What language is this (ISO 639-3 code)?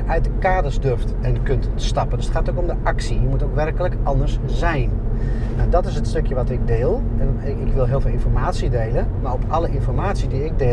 nld